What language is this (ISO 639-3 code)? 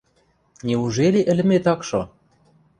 mrj